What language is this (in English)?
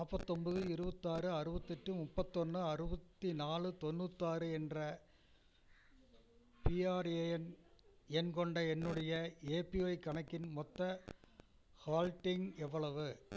Tamil